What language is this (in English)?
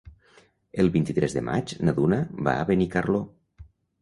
Catalan